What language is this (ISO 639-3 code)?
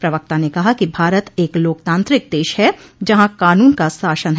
hin